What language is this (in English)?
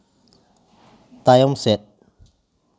Santali